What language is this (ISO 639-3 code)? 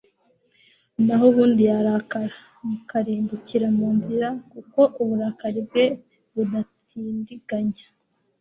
kin